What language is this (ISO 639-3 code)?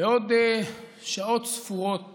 heb